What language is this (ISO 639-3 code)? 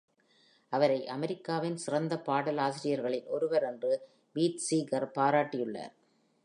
tam